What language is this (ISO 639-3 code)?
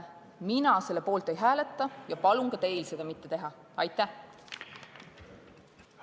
est